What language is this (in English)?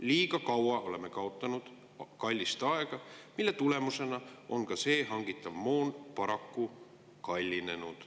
Estonian